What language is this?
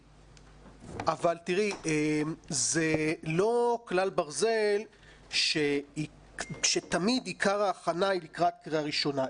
Hebrew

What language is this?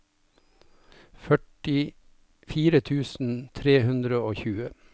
Norwegian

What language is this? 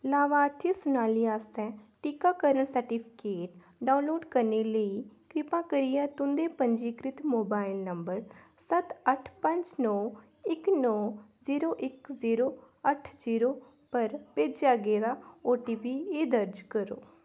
Dogri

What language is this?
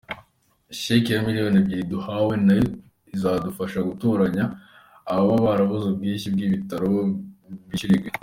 Kinyarwanda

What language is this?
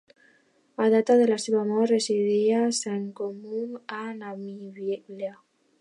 Catalan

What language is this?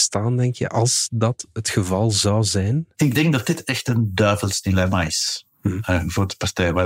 Dutch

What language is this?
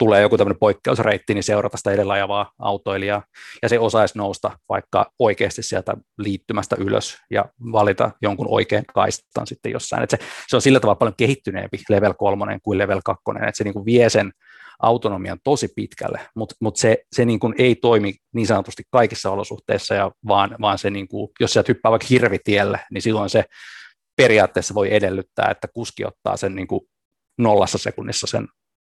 Finnish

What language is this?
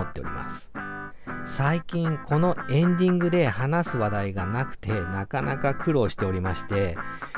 Japanese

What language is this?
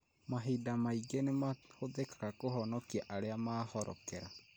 Kikuyu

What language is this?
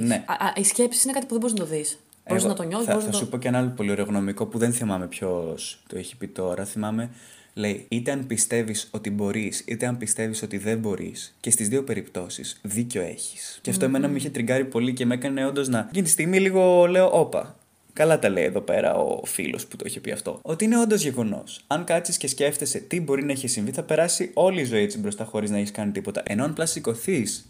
Greek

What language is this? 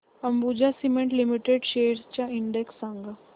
Marathi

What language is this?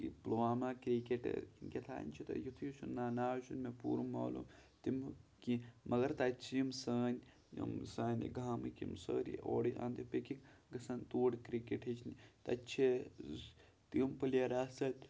Kashmiri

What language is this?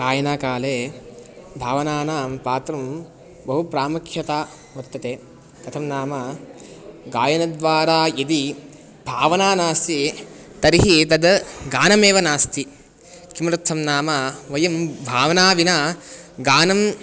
Sanskrit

